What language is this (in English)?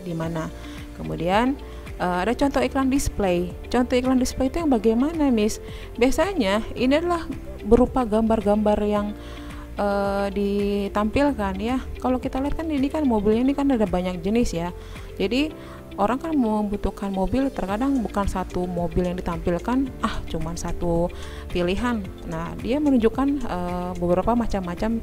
Indonesian